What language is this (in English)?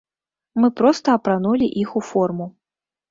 Belarusian